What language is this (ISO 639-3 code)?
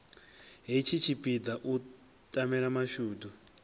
ven